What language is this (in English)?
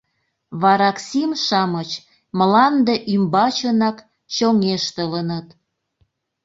Mari